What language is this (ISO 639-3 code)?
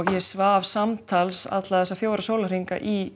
isl